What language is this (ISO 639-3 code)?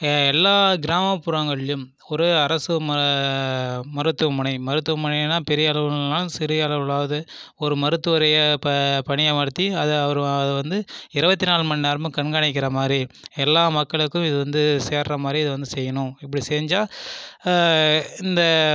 tam